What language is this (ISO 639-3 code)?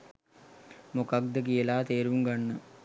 sin